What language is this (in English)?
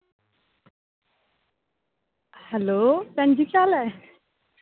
Dogri